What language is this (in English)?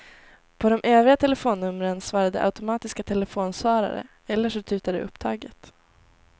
Swedish